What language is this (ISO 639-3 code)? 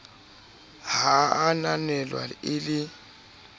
sot